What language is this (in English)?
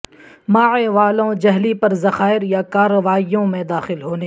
Urdu